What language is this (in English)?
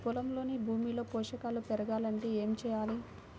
Telugu